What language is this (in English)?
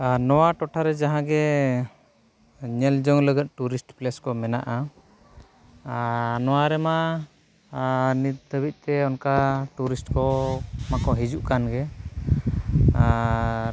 Santali